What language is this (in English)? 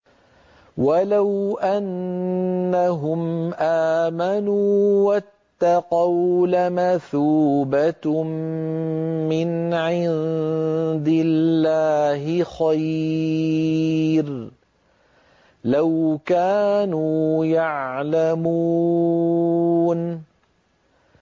Arabic